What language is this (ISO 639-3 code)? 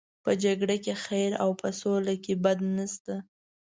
pus